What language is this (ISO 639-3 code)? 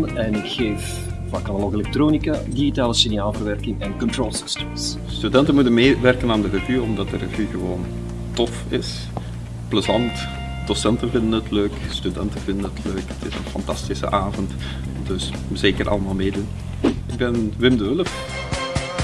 nld